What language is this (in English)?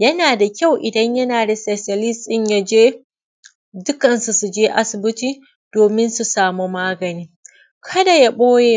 Hausa